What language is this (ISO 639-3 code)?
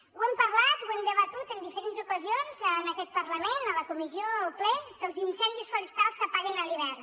cat